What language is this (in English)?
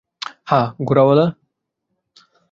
Bangla